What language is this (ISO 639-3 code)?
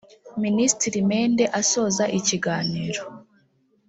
kin